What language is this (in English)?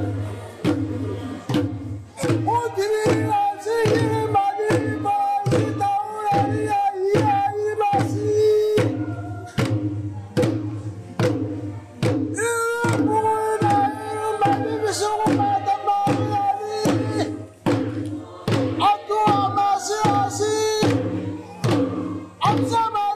Arabic